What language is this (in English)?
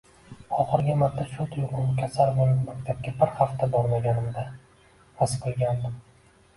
Uzbek